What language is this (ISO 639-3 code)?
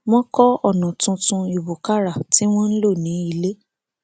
yor